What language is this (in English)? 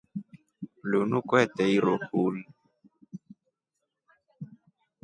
Rombo